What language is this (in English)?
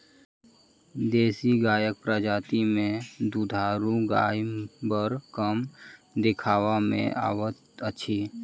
Maithili